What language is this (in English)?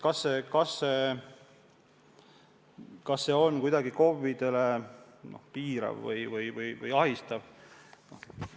Estonian